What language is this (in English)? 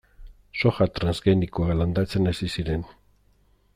Basque